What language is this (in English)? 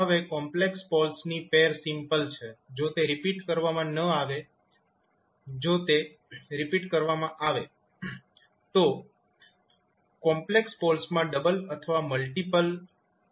Gujarati